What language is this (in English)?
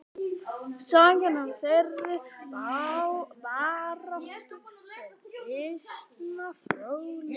Icelandic